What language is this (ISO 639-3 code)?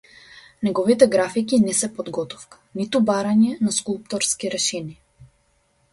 mkd